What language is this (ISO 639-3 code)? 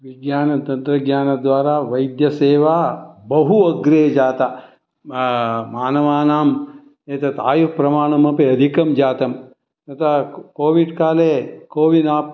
san